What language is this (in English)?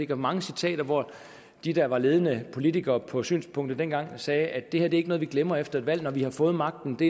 Danish